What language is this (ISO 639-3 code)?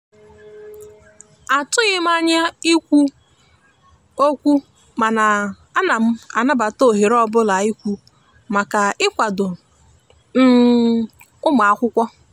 ibo